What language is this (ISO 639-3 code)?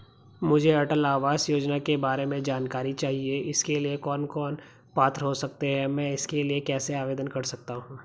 hin